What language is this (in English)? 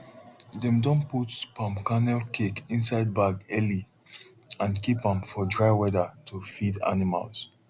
Nigerian Pidgin